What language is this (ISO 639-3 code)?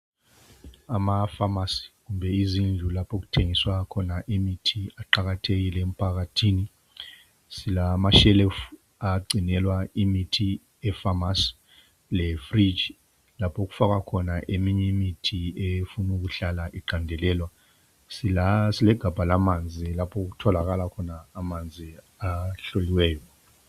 nde